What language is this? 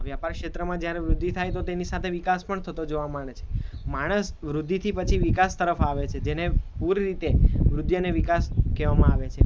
Gujarati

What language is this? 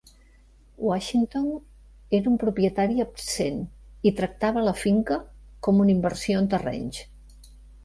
Catalan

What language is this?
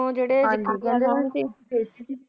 Punjabi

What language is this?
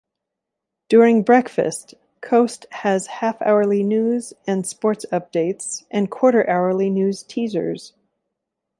English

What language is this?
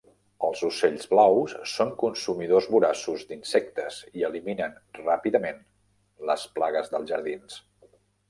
Catalan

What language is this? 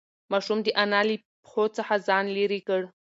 Pashto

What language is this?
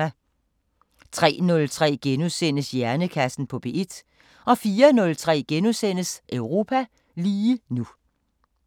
Danish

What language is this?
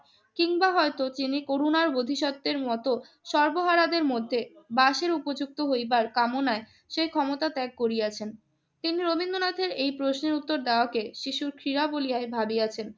Bangla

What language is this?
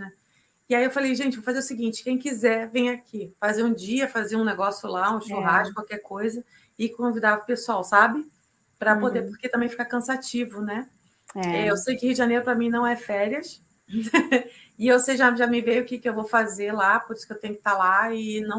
Portuguese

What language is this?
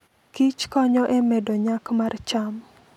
Luo (Kenya and Tanzania)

